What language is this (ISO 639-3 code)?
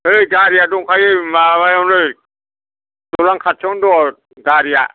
brx